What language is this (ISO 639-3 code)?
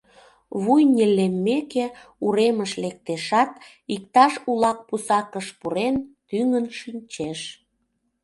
chm